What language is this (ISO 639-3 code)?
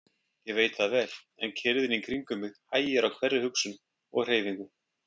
isl